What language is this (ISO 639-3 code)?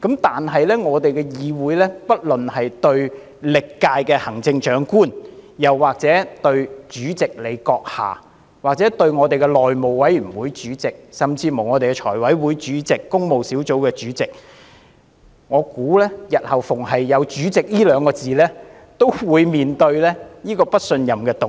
yue